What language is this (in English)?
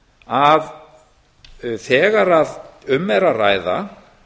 Icelandic